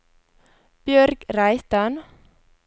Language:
Norwegian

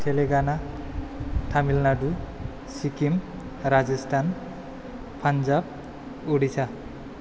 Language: Bodo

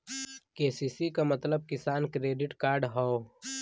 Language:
Bhojpuri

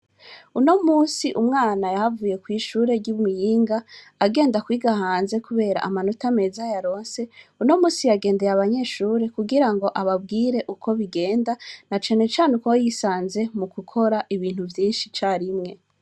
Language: Rundi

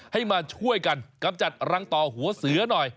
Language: Thai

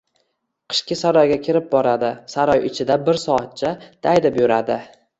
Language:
Uzbek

